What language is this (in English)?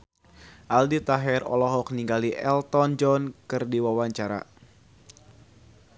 Sundanese